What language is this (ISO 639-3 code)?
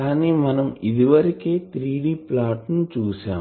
tel